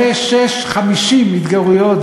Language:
Hebrew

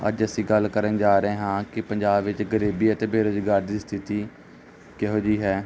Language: Punjabi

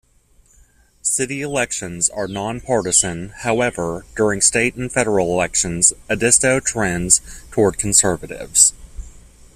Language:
English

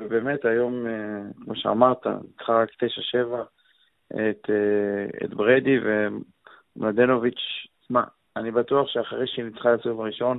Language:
Hebrew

